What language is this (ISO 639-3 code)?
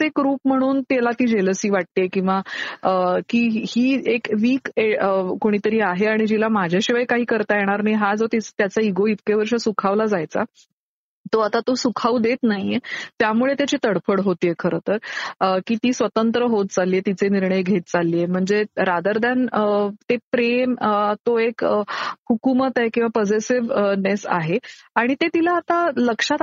mar